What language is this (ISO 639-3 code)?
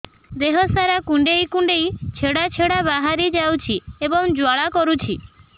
ori